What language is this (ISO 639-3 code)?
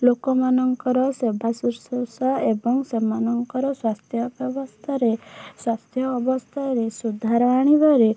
ori